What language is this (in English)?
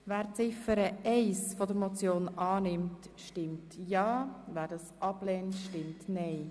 Swiss German